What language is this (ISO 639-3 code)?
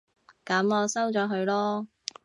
yue